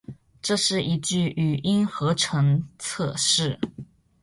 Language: Chinese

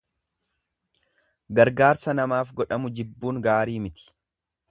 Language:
Oromo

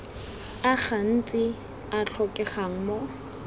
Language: Tswana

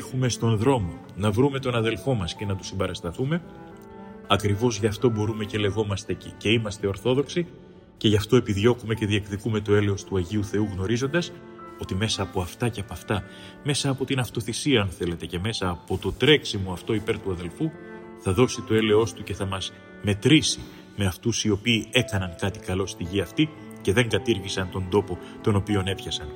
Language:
Greek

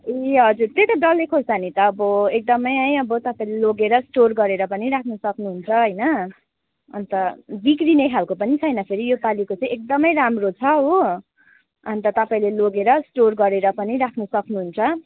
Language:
Nepali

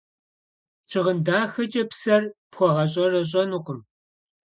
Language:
Kabardian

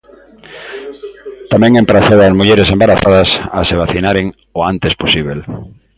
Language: Galician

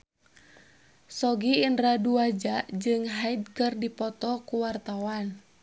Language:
Sundanese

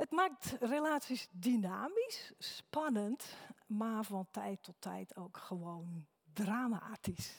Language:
Dutch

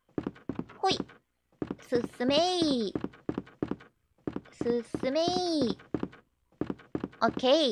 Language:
Japanese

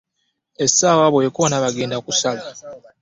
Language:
Ganda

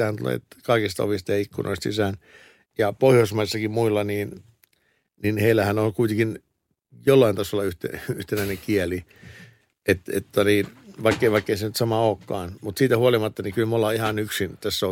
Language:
Finnish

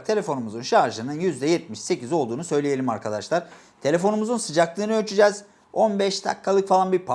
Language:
Turkish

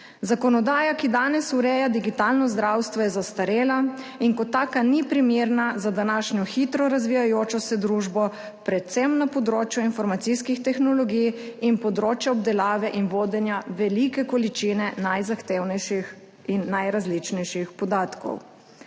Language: Slovenian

